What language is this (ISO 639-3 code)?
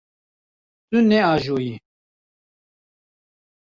kur